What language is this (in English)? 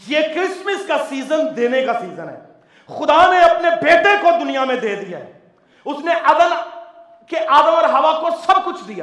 Urdu